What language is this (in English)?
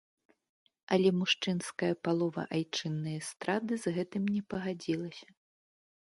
Belarusian